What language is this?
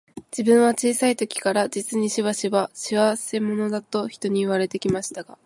Japanese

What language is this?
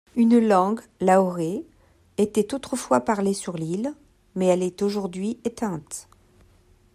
French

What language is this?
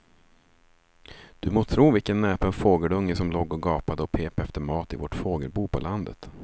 Swedish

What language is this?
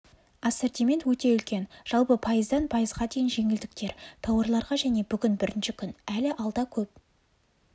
Kazakh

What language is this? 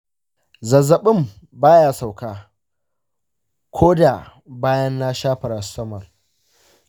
Hausa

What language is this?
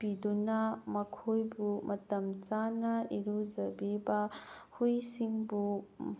Manipuri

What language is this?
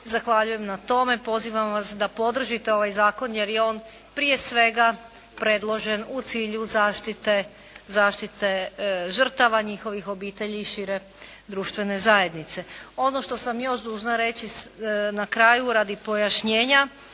Croatian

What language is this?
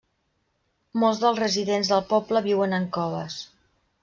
Catalan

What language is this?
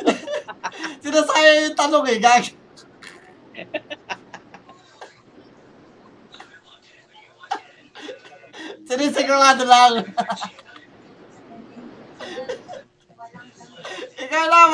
Filipino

